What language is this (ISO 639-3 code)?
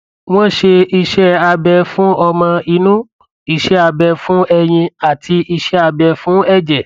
yor